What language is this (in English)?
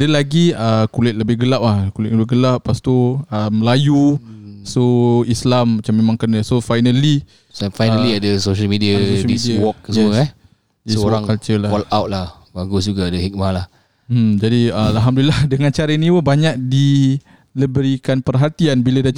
Malay